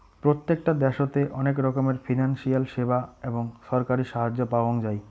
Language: Bangla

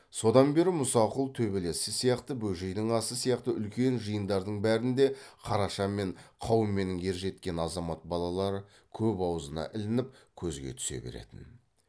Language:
Kazakh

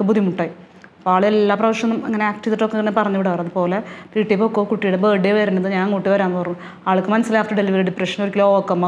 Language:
Malayalam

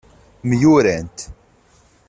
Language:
Kabyle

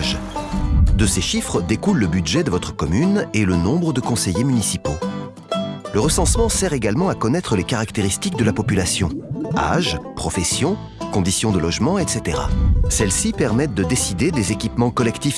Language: French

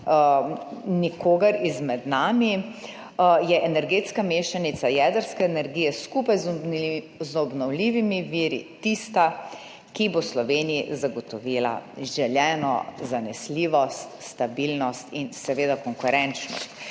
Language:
Slovenian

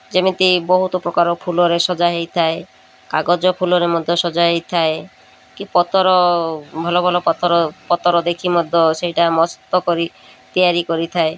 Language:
Odia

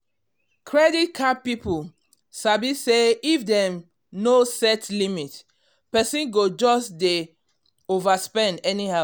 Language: Nigerian Pidgin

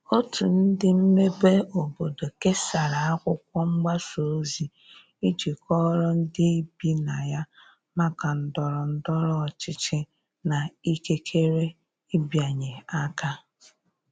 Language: Igbo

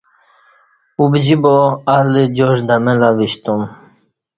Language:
Kati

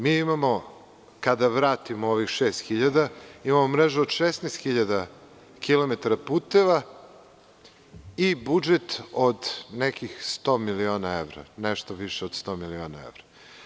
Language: Serbian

